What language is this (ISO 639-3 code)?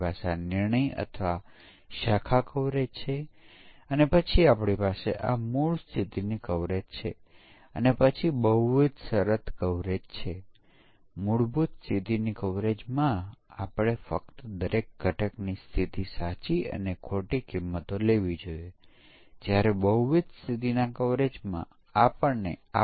guj